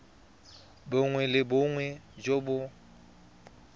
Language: Tswana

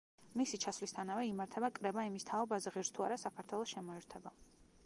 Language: Georgian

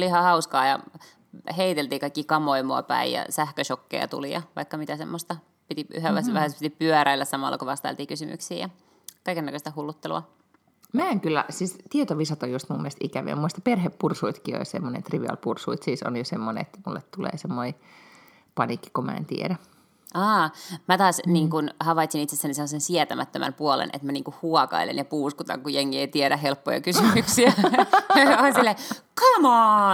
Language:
Finnish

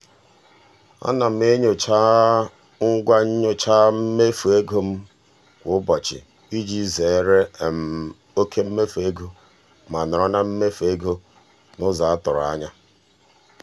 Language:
Igbo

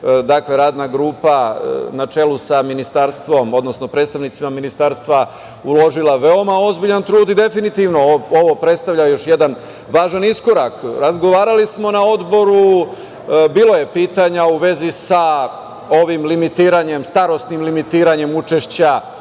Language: Serbian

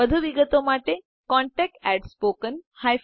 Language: Gujarati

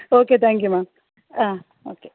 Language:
Malayalam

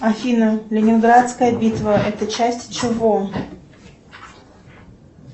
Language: Russian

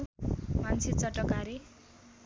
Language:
Nepali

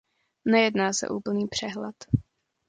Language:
Czech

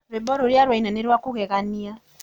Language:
Kikuyu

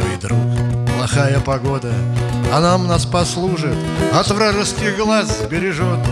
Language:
Russian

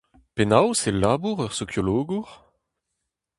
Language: Breton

